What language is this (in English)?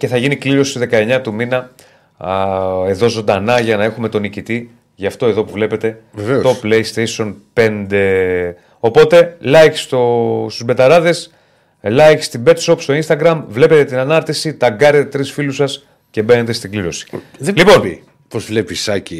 Greek